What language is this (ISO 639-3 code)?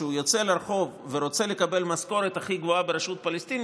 heb